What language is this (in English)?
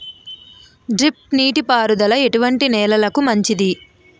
Telugu